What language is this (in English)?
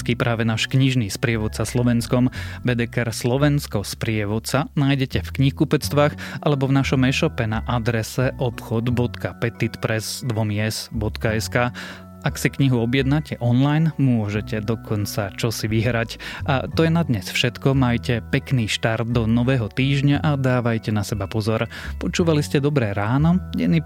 Slovak